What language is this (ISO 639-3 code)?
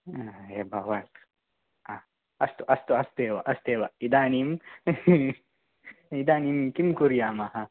san